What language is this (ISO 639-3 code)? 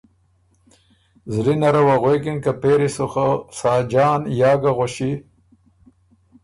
oru